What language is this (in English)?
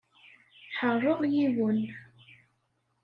Kabyle